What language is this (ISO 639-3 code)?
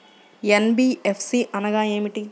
tel